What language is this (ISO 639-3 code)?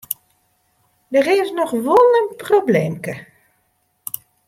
fry